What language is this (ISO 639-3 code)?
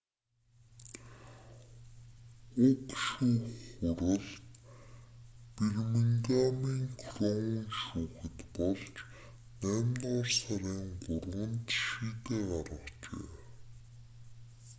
mon